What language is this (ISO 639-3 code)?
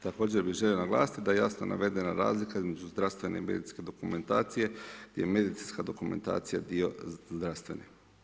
hrv